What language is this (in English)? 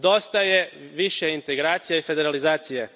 Croatian